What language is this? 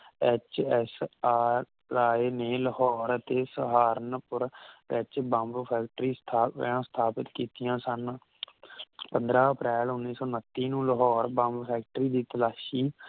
Punjabi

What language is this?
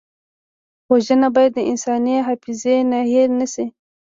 Pashto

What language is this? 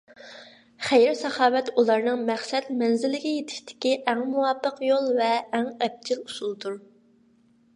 Uyghur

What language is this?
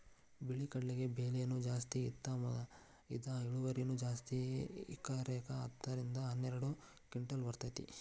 Kannada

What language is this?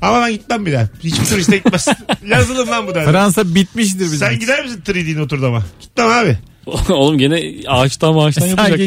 Turkish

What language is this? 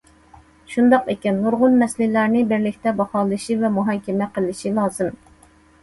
Uyghur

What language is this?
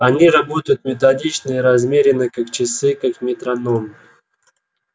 Russian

